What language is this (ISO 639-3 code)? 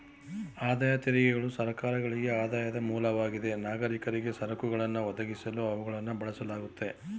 kan